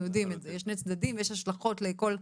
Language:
Hebrew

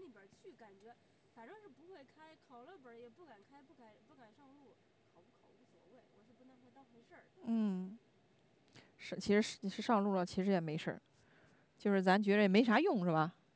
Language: Chinese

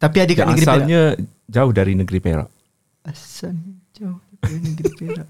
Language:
Malay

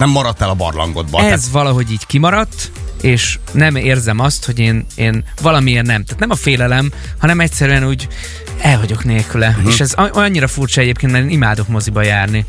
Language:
Hungarian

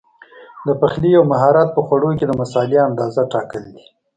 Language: Pashto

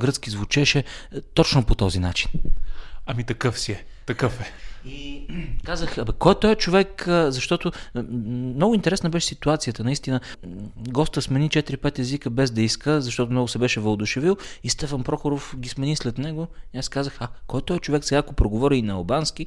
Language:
Bulgarian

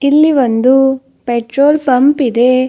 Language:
Kannada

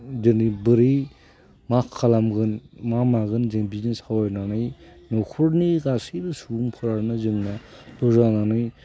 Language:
Bodo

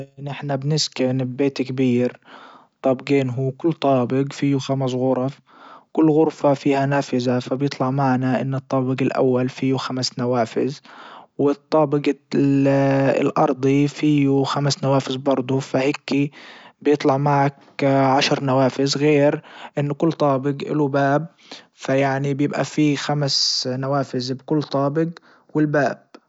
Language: Libyan Arabic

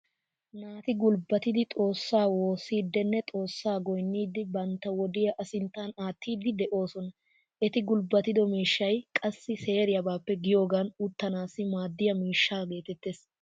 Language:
Wolaytta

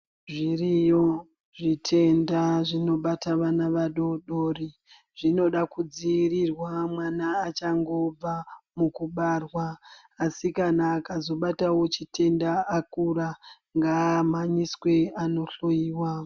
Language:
Ndau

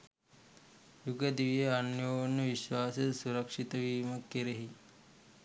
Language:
Sinhala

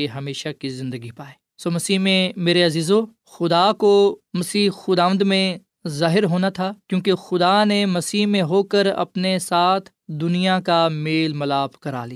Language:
Urdu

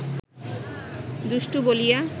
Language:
Bangla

